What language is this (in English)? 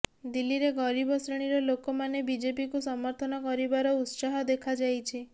Odia